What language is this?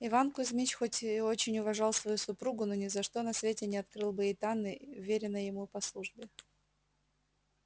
Russian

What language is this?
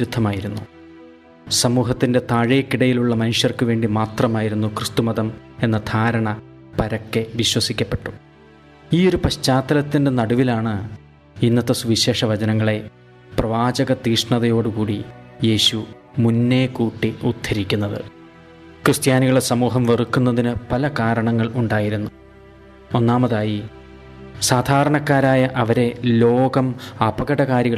Malayalam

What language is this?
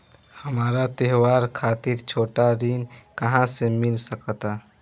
Bhojpuri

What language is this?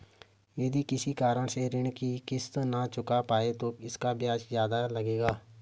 Hindi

